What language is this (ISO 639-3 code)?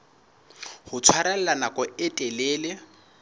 sot